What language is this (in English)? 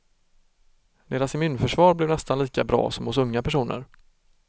Swedish